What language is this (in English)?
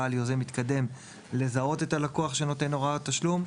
Hebrew